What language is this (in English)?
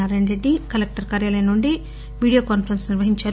Telugu